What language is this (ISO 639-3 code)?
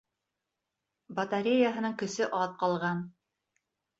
bak